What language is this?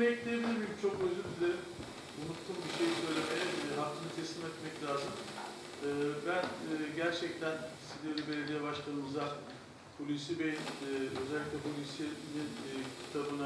Turkish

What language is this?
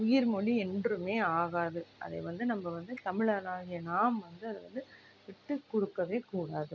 Tamil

